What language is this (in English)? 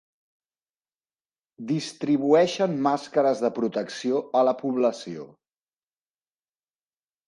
Catalan